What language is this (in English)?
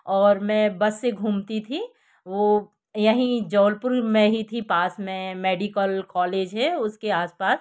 Hindi